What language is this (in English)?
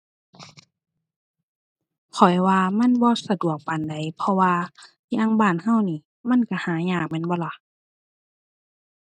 Thai